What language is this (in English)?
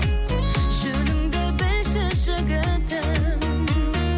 Kazakh